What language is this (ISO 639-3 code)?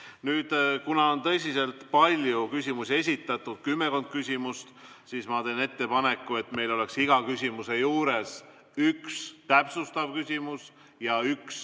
est